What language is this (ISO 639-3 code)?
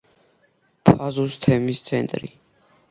kat